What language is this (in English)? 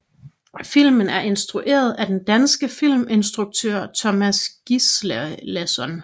Danish